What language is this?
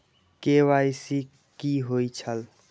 Maithili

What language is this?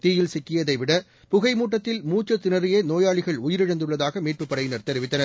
Tamil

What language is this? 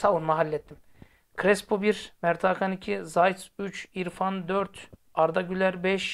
Turkish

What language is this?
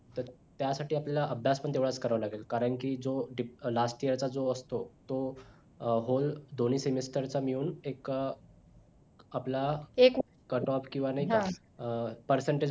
Marathi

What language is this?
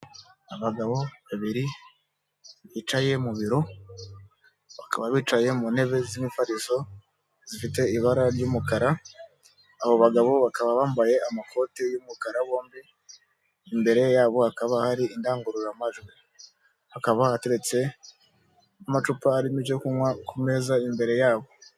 Kinyarwanda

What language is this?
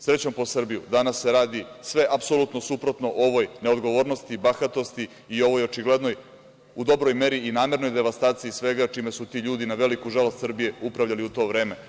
Serbian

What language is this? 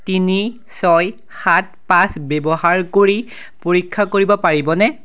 Assamese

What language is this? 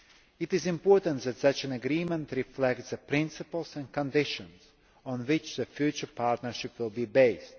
English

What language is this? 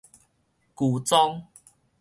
Min Nan Chinese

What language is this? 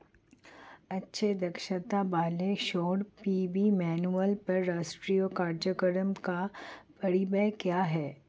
Hindi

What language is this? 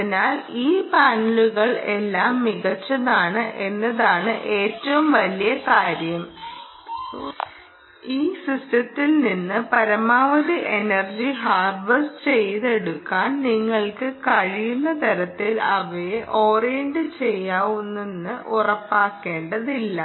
Malayalam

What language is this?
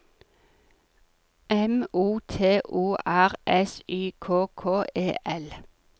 Norwegian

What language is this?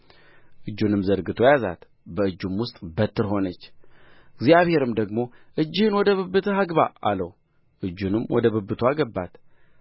Amharic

